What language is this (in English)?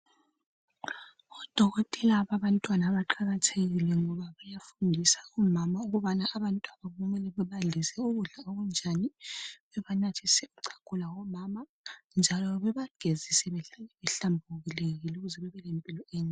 North Ndebele